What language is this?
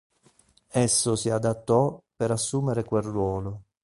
Italian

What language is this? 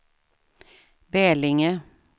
Swedish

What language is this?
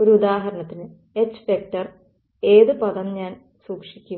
Malayalam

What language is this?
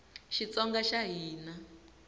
Tsonga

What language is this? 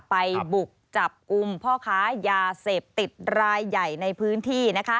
Thai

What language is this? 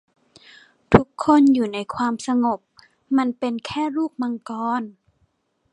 Thai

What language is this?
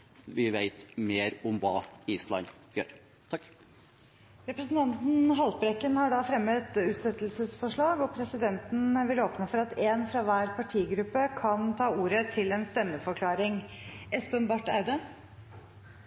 Norwegian Bokmål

